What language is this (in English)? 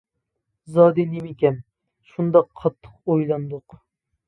Uyghur